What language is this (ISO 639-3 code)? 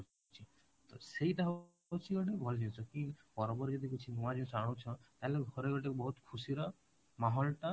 ori